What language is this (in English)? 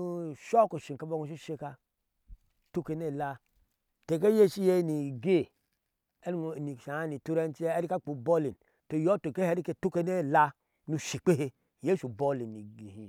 Ashe